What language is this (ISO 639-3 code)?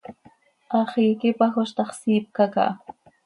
sei